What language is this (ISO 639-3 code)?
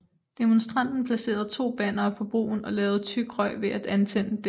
dan